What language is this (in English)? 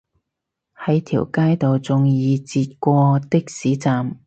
Cantonese